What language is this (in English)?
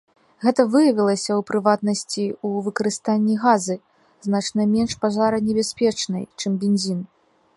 Belarusian